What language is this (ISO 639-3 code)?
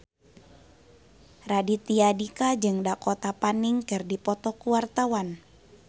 sun